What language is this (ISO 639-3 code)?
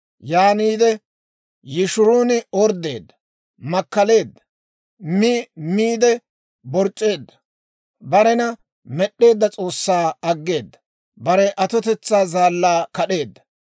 dwr